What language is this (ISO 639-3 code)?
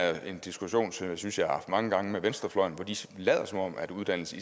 dan